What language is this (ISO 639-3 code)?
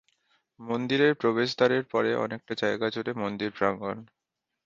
ben